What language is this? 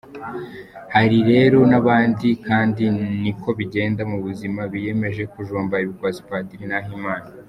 Kinyarwanda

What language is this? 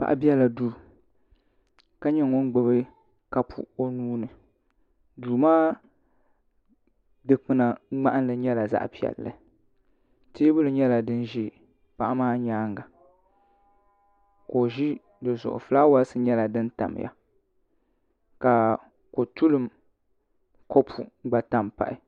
Dagbani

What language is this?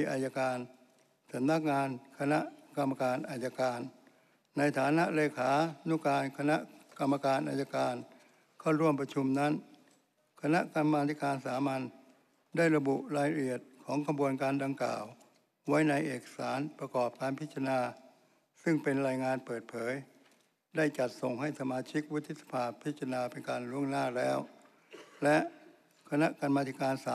Thai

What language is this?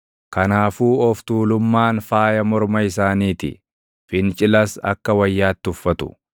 Oromo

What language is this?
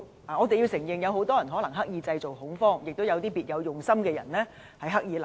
Cantonese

